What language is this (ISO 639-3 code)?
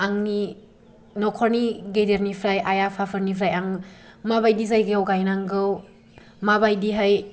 brx